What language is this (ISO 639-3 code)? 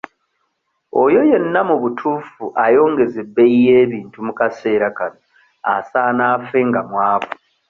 lug